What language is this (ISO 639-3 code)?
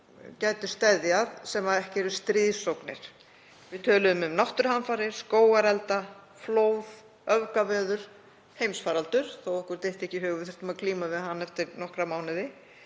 isl